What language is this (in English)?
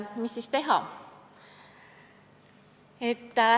Estonian